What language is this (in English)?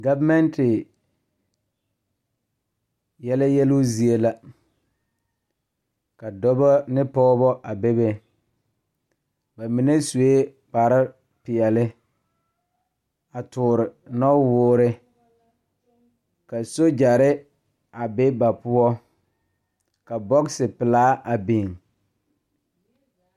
Southern Dagaare